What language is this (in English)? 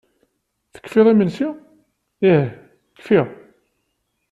Kabyle